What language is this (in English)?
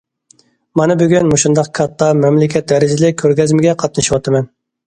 Uyghur